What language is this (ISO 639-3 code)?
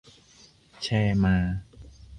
tha